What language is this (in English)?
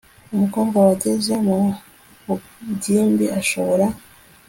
Kinyarwanda